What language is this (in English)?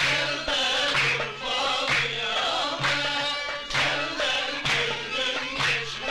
Turkish